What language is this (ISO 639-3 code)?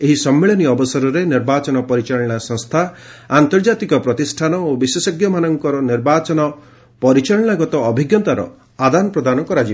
ori